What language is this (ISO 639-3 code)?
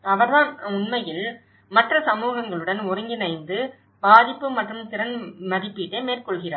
tam